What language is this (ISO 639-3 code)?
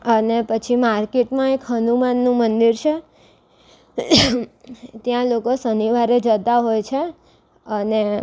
guj